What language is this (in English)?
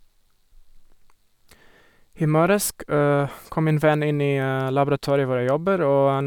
Norwegian